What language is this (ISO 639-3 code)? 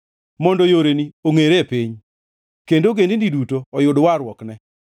luo